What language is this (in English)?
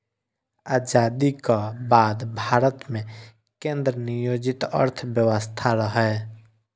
Maithili